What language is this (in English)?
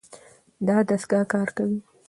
Pashto